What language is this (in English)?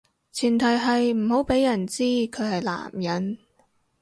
Cantonese